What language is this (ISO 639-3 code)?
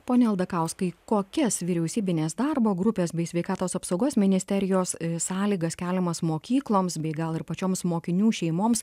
lit